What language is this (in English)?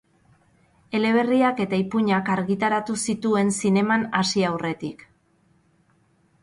Basque